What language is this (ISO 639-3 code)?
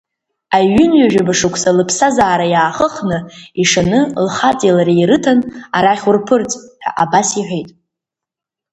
abk